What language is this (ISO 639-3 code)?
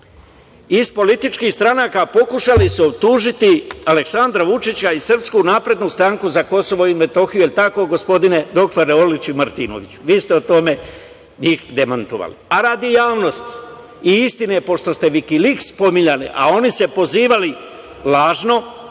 srp